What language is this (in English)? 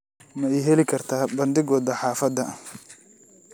Somali